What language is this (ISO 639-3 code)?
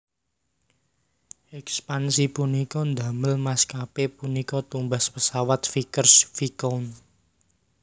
jav